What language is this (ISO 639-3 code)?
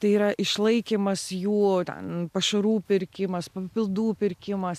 lit